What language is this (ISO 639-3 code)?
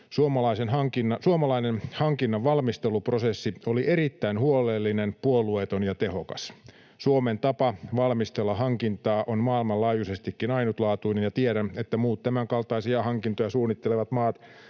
fin